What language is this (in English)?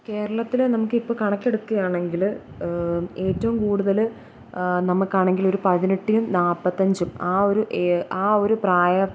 Malayalam